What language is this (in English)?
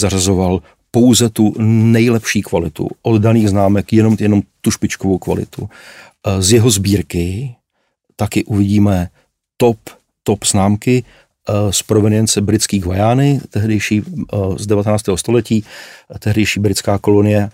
Czech